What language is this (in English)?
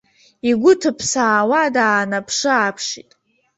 Abkhazian